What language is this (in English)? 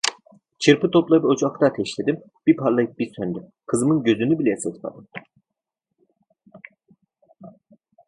Turkish